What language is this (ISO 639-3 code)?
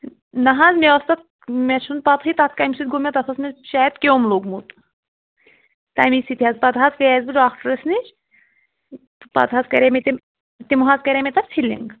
kas